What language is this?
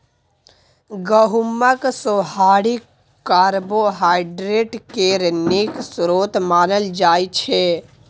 Maithili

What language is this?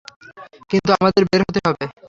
Bangla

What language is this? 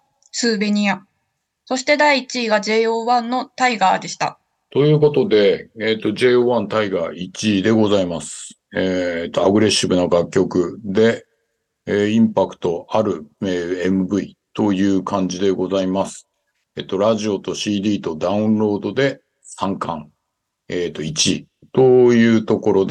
Japanese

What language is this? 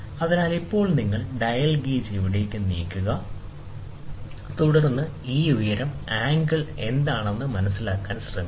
Malayalam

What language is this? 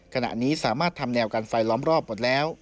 Thai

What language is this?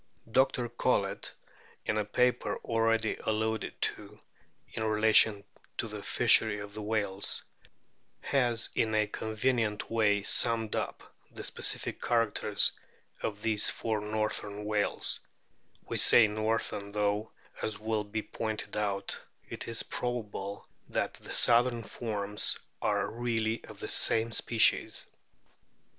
English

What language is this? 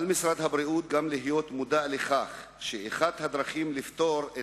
Hebrew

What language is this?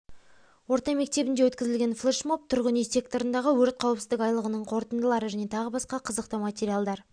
Kazakh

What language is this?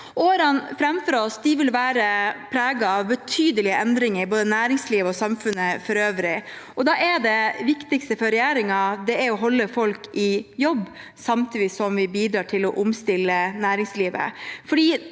Norwegian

